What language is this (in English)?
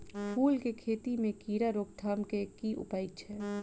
Maithili